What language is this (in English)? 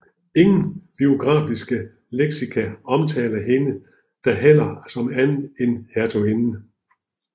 Danish